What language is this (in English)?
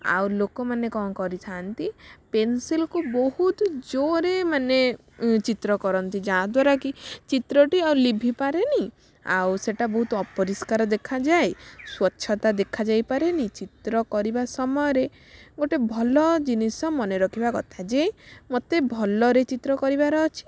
Odia